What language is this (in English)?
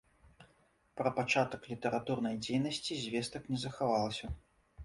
Belarusian